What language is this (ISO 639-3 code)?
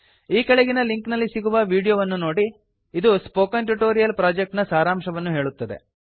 kan